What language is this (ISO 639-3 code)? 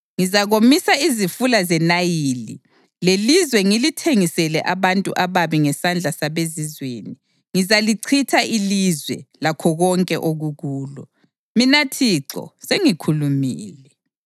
nde